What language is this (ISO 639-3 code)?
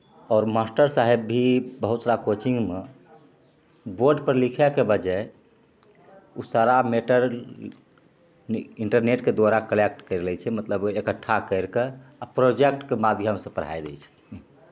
mai